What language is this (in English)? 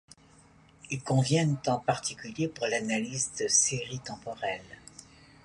French